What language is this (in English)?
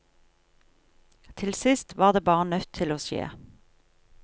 Norwegian